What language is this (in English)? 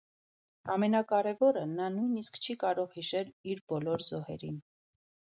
Armenian